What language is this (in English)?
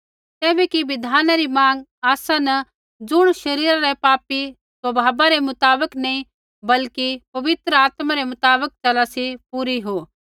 Kullu Pahari